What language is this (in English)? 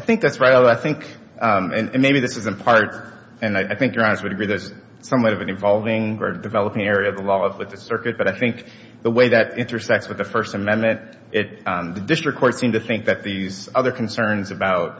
English